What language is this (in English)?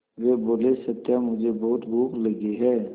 Hindi